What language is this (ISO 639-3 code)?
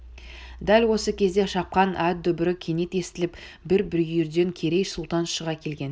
kaz